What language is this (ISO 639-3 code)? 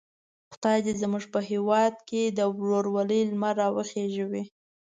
pus